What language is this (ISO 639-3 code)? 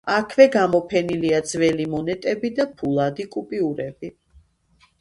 kat